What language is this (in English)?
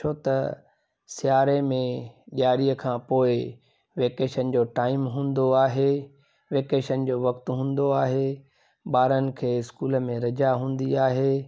Sindhi